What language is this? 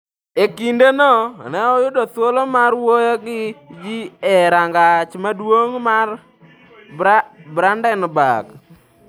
Luo (Kenya and Tanzania)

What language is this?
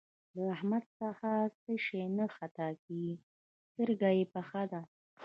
Pashto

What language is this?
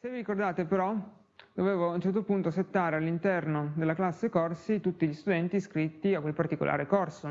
Italian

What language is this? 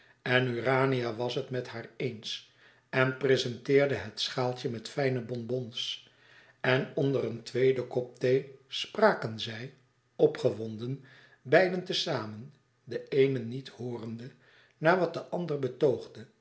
Dutch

